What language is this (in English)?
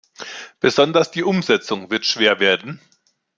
German